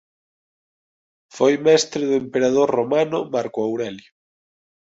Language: Galician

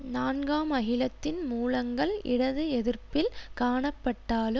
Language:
Tamil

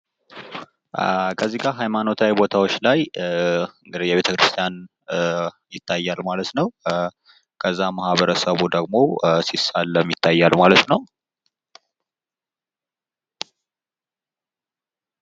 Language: Amharic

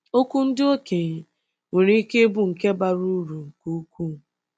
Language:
Igbo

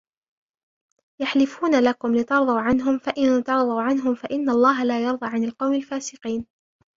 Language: Arabic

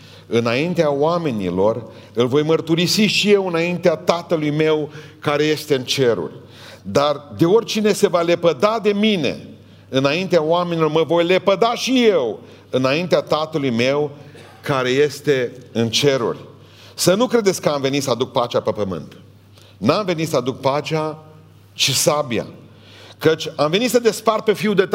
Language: Romanian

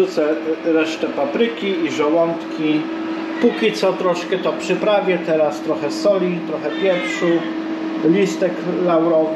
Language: Polish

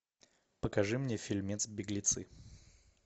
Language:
Russian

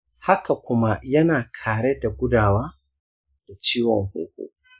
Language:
Hausa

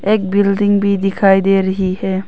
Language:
Hindi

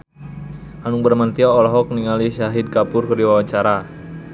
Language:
Sundanese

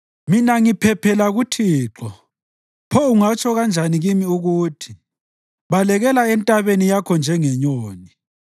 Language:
North Ndebele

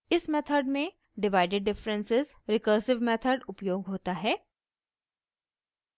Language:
Hindi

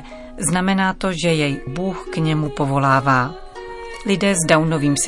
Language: Czech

